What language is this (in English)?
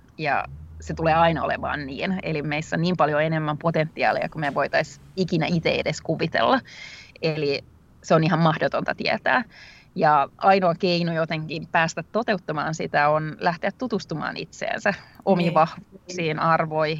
Finnish